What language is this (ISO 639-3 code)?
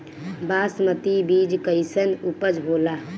bho